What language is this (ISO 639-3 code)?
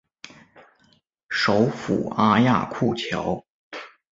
zho